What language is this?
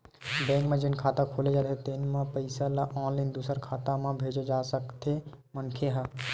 Chhattisgarhi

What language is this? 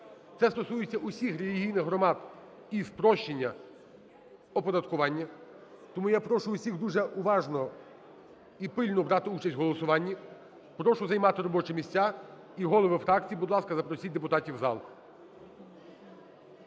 Ukrainian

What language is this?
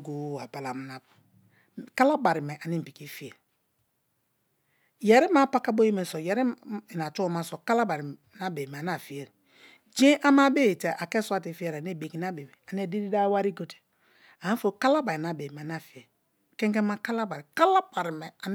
Kalabari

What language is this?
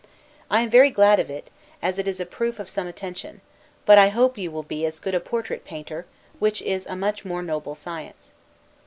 English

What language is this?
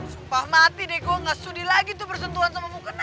Indonesian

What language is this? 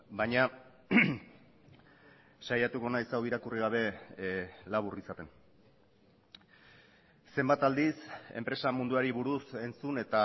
Basque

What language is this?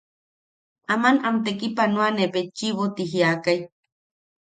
Yaqui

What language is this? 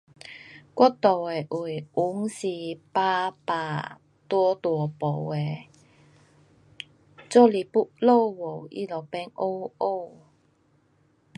Pu-Xian Chinese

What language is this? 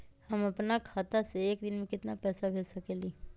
Magahi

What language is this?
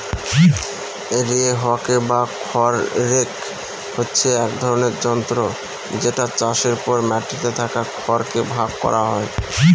Bangla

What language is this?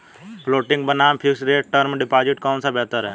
Hindi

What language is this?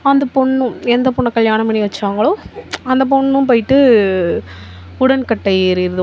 Tamil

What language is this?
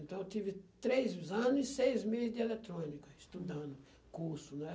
Portuguese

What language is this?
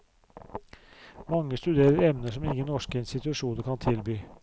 Norwegian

